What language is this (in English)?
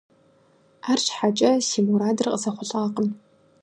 Kabardian